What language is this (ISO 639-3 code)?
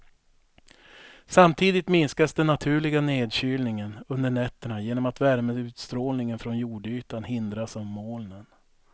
swe